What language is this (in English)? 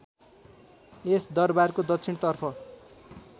Nepali